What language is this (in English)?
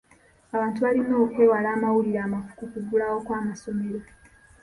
Ganda